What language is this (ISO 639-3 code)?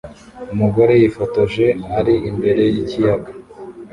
kin